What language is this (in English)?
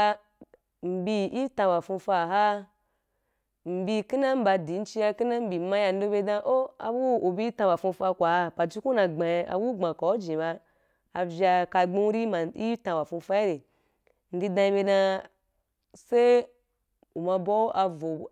Wapan